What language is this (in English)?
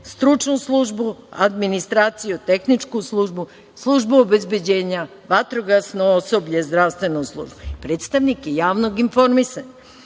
Serbian